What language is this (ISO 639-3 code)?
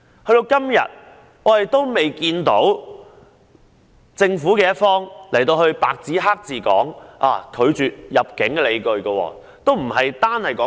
yue